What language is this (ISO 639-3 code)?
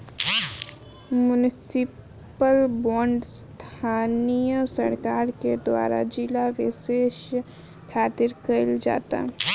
bho